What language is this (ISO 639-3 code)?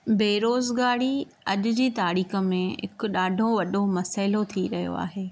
snd